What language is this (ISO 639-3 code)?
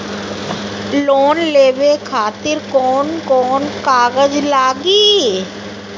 bho